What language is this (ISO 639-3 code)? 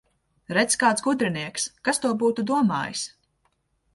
lav